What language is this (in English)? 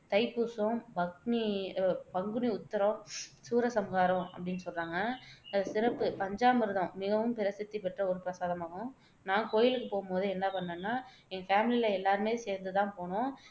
Tamil